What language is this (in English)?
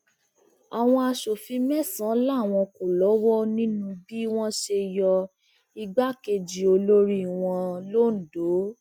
Yoruba